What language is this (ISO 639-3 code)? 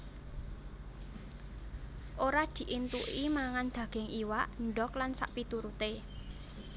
jav